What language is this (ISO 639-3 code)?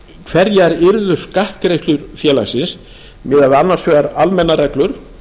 isl